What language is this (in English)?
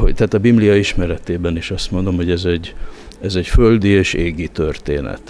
Hungarian